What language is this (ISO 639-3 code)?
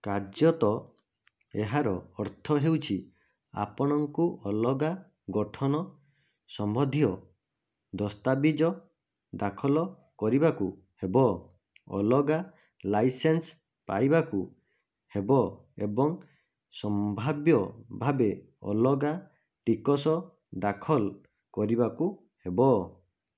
ori